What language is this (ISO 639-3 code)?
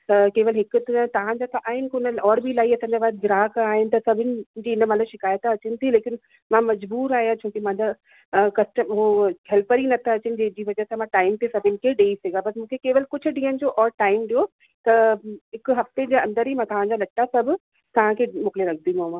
snd